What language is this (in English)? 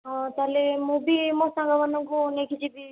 Odia